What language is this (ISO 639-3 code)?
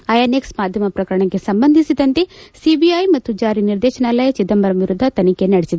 kan